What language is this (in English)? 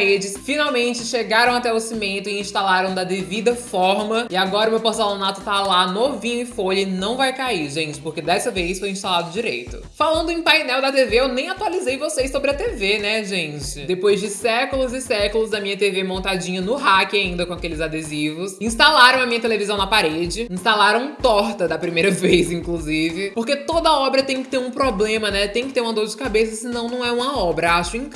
Portuguese